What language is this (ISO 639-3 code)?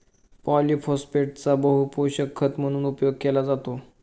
mar